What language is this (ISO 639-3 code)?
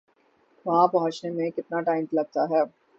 urd